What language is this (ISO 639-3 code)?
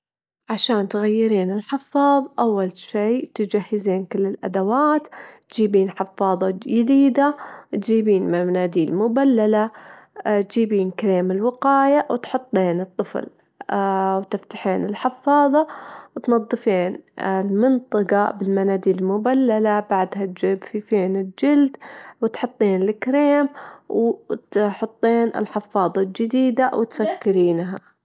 afb